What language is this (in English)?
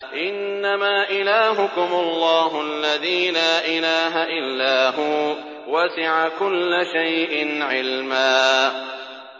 Arabic